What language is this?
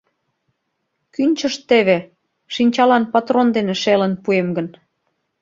Mari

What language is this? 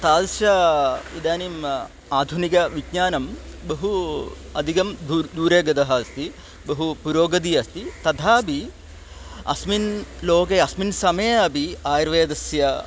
Sanskrit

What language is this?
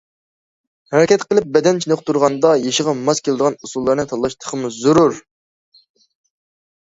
Uyghur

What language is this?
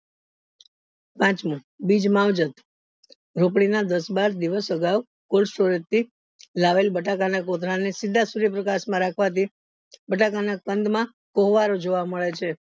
Gujarati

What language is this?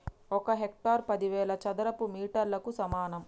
Telugu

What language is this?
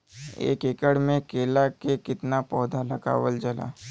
Bhojpuri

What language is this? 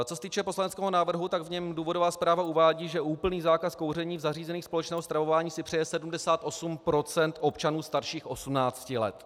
Czech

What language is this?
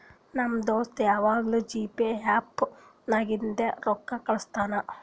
Kannada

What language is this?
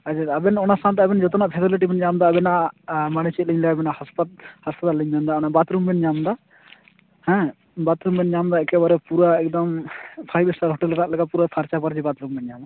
Santali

